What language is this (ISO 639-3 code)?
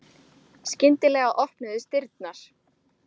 isl